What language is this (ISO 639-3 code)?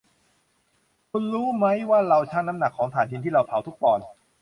tha